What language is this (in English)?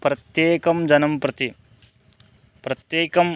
Sanskrit